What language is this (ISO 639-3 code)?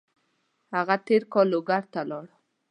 pus